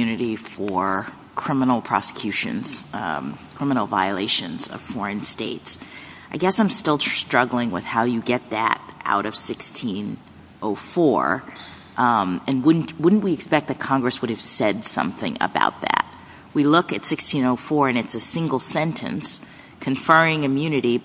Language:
English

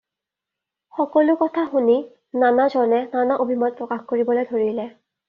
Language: Assamese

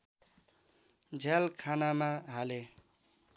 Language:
Nepali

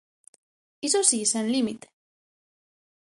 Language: Galician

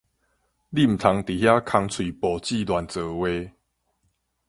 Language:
Min Nan Chinese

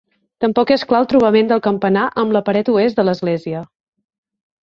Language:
Catalan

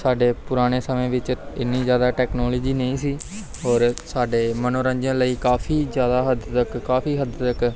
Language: Punjabi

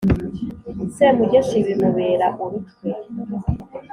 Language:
Kinyarwanda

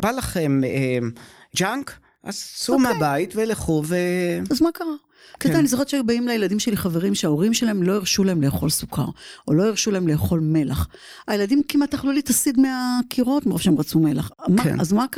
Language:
Hebrew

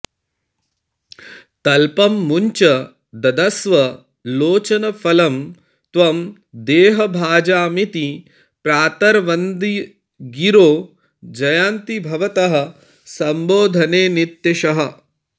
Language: Sanskrit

